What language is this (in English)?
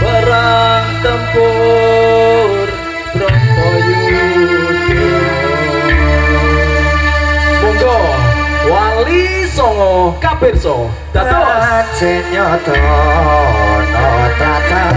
Indonesian